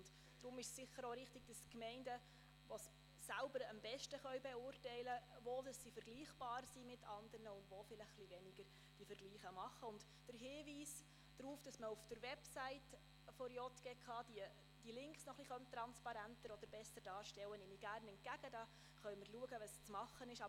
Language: Swiss German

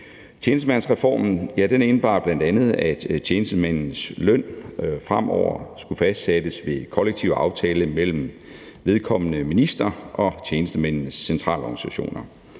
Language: Danish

